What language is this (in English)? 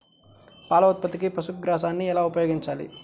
Telugu